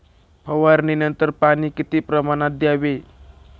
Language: Marathi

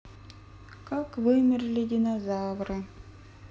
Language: Russian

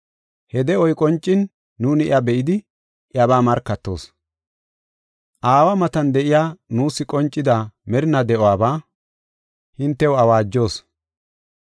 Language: Gofa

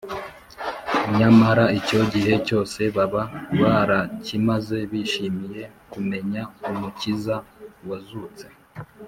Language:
Kinyarwanda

